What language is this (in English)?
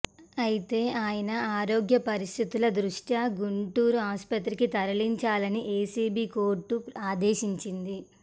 Telugu